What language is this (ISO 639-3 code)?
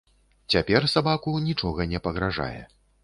bel